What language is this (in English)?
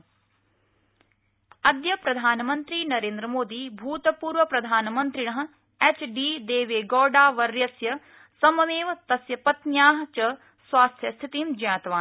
Sanskrit